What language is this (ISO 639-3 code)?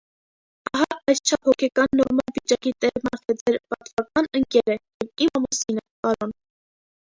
hye